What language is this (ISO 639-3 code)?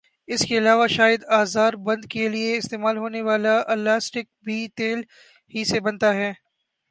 urd